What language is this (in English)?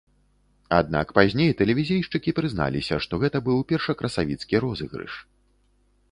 Belarusian